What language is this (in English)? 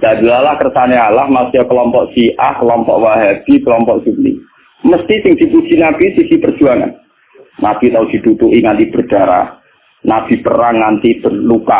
Indonesian